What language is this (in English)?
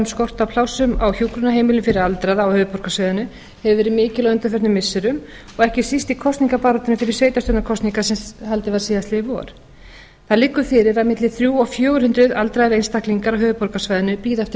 Icelandic